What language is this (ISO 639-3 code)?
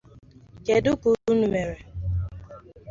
ibo